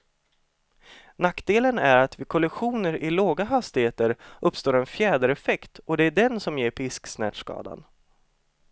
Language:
Swedish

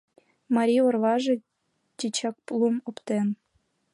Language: Mari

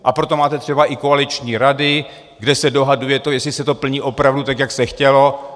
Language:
Czech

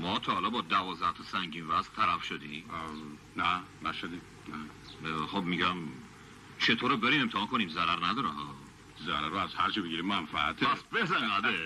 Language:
Persian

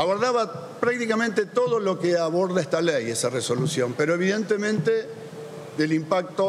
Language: Spanish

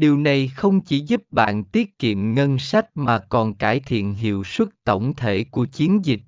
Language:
Vietnamese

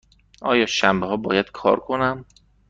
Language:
Persian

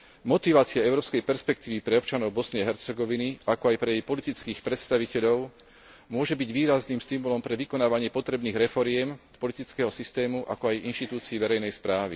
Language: Slovak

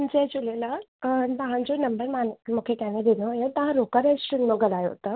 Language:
Sindhi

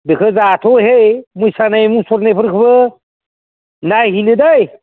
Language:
Bodo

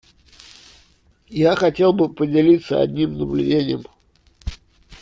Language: Russian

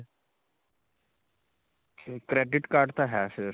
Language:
Punjabi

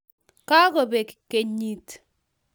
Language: Kalenjin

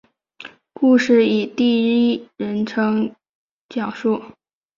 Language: Chinese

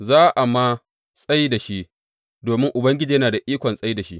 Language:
Hausa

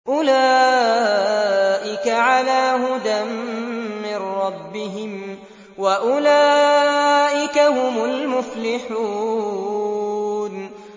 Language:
Arabic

